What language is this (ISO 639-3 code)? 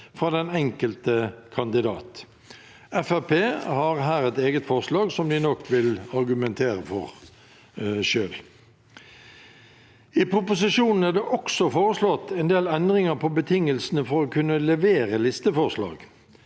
nor